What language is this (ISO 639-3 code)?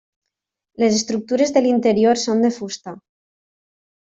cat